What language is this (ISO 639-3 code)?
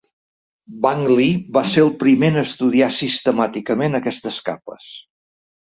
cat